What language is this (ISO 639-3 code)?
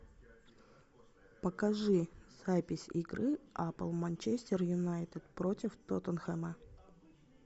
rus